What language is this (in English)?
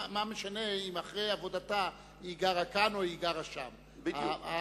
Hebrew